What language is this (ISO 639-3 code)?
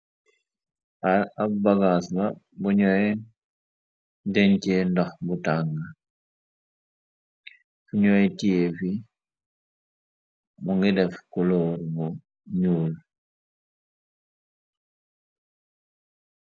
wol